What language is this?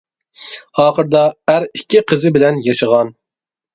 Uyghur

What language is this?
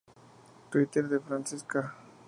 Spanish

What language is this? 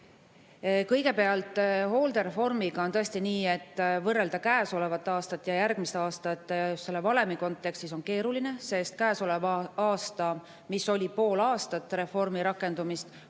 Estonian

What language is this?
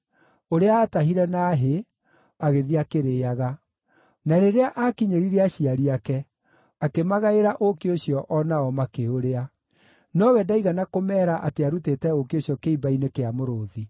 Kikuyu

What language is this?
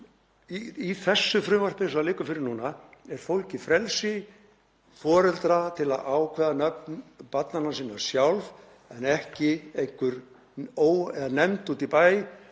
Icelandic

